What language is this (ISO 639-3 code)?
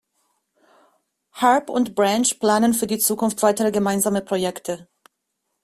deu